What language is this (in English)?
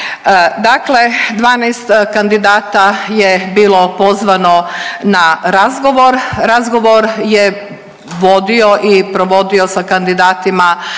Croatian